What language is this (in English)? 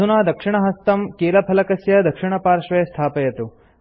Sanskrit